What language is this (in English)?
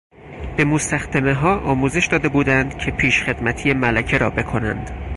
Persian